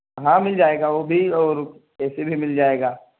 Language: Urdu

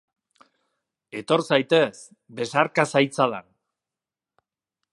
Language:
Basque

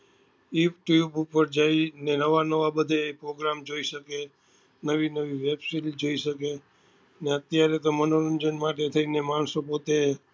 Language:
Gujarati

